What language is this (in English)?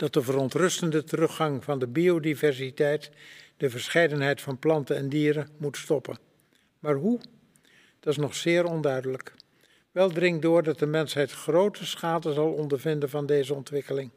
Dutch